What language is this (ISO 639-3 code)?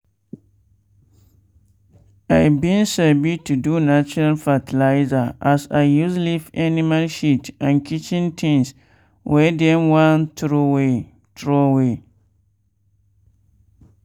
pcm